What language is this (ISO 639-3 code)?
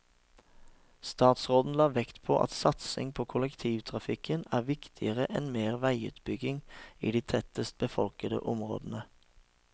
nor